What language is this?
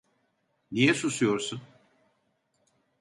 Turkish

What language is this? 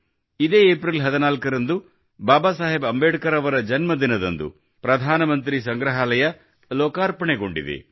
Kannada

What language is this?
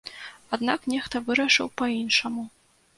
Belarusian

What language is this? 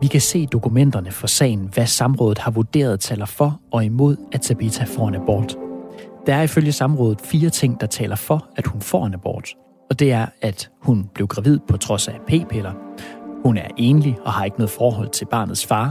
Danish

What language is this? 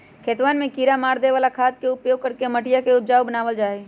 Magahi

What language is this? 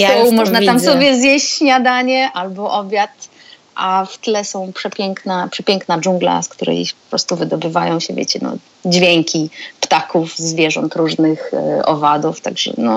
Polish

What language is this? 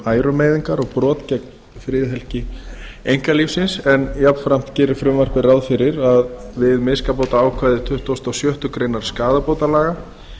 Icelandic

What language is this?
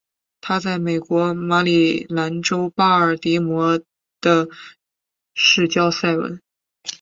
Chinese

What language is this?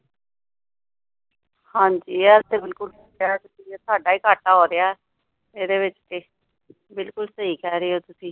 Punjabi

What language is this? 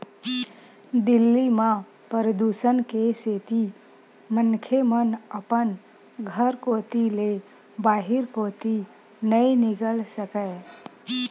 Chhattisgarhi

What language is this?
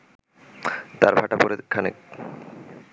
Bangla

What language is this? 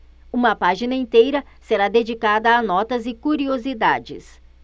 Portuguese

